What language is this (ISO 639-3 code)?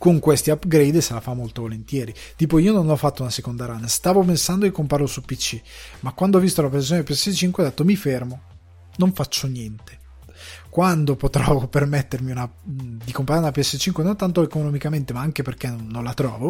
ita